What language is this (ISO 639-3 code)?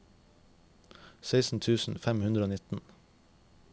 nor